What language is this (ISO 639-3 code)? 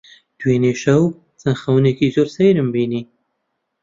ckb